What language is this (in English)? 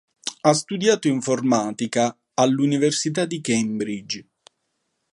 Italian